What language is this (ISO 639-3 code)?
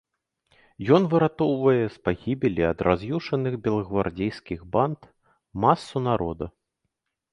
bel